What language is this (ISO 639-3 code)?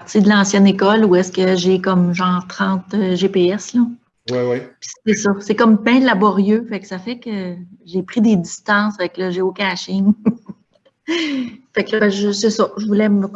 fra